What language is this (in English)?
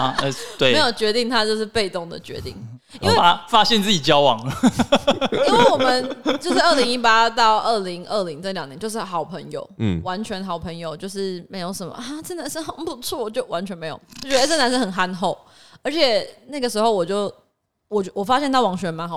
Chinese